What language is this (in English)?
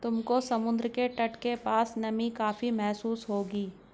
Hindi